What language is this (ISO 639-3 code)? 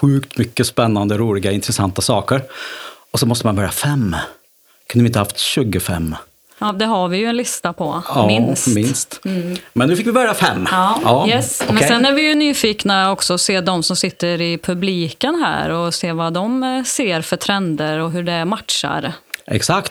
swe